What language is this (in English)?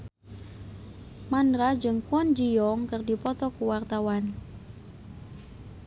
Sundanese